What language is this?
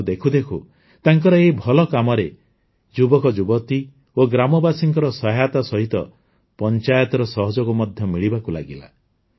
Odia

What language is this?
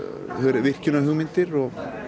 Icelandic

